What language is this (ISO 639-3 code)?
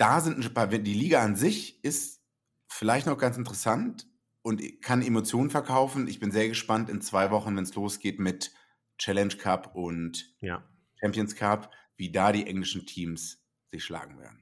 deu